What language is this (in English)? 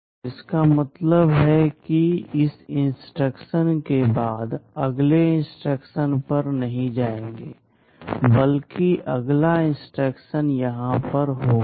Hindi